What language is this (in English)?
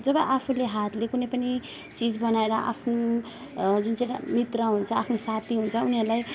Nepali